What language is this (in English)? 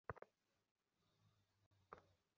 Bangla